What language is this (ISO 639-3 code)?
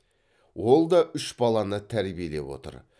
kaz